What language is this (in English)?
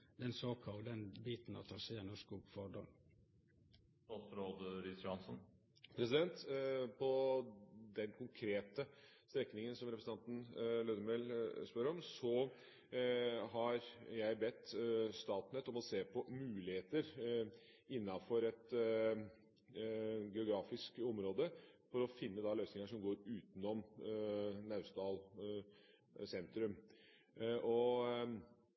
Norwegian